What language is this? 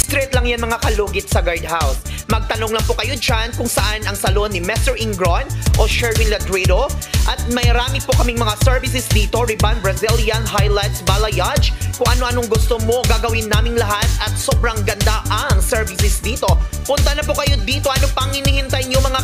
Filipino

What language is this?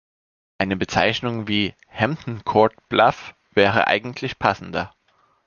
German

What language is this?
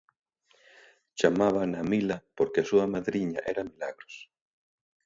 Galician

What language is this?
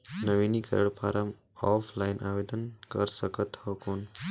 Chhattisgarhi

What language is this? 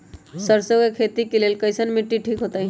Magahi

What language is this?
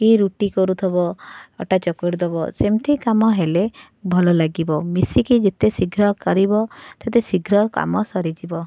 Odia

